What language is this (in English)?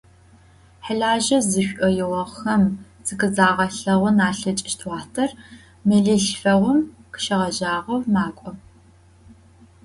Adyghe